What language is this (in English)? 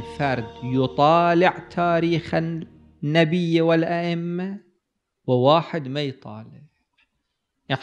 Arabic